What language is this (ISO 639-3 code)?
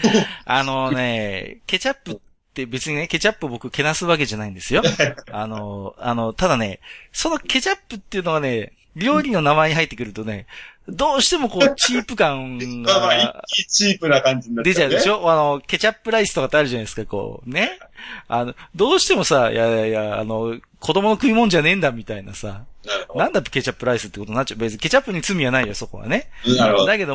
jpn